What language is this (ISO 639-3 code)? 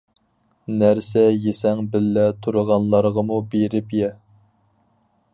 uig